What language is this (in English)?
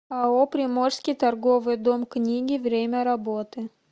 Russian